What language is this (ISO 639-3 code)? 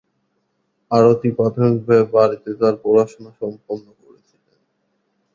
ben